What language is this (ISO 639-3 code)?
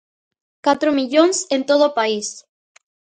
glg